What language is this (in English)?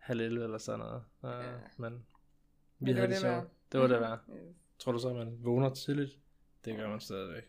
Danish